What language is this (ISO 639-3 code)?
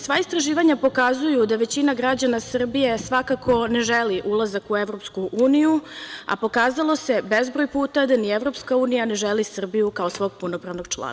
srp